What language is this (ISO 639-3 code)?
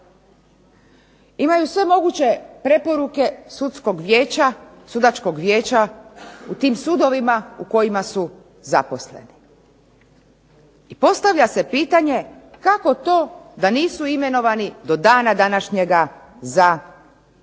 hrv